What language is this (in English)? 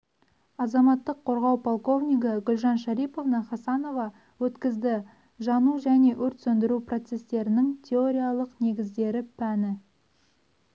Kazakh